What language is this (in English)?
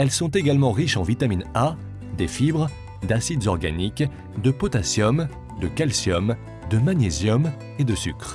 French